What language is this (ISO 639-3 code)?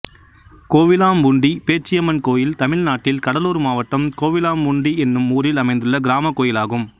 tam